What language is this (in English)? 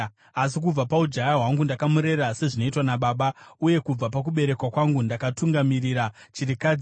Shona